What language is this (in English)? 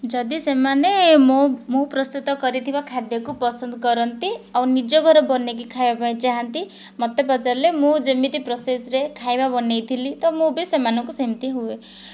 Odia